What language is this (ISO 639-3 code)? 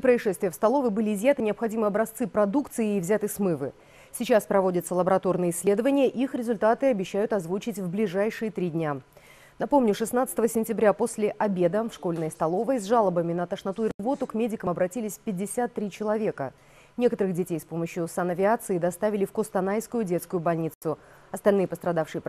rus